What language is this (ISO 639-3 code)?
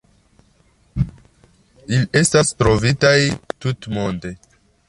epo